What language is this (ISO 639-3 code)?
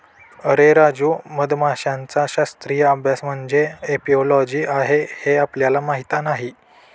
mar